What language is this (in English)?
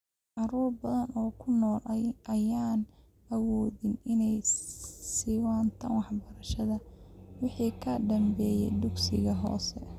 Somali